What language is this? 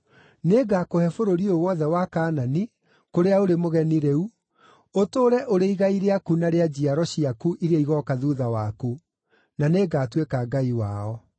Kikuyu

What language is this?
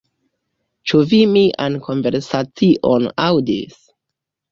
Esperanto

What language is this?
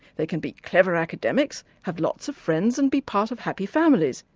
English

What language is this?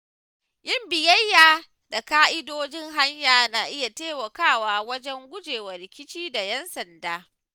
Hausa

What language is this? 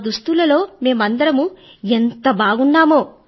Telugu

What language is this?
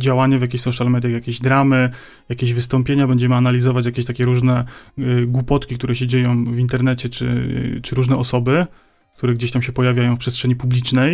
Polish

